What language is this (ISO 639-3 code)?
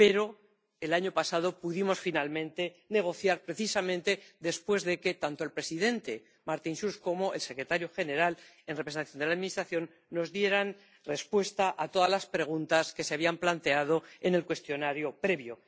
spa